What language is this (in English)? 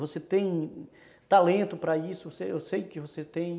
Portuguese